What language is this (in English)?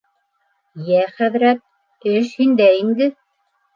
Bashkir